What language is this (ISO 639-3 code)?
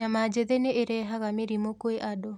kik